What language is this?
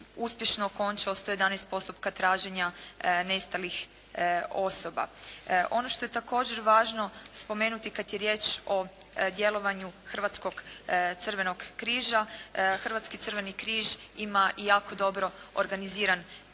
Croatian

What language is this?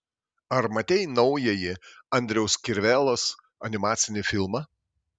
Lithuanian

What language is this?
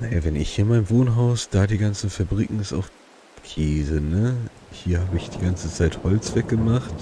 German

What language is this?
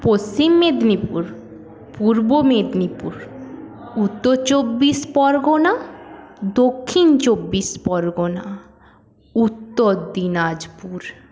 Bangla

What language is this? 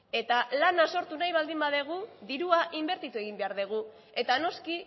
Basque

